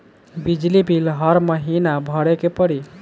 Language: Bhojpuri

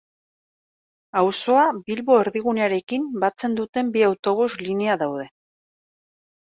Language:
Basque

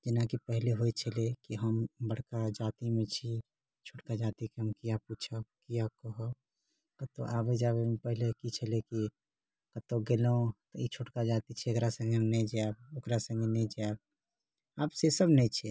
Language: Maithili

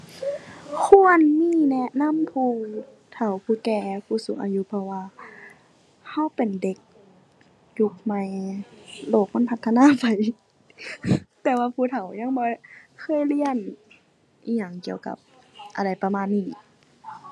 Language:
Thai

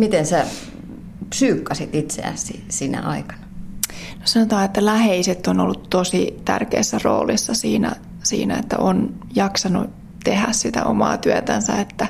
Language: Finnish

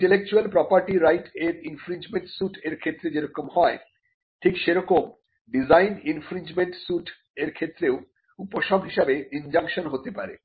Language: Bangla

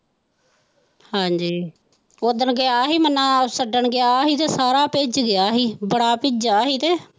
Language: Punjabi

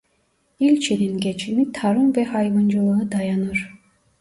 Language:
Turkish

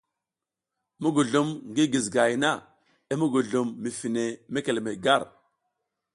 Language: South Giziga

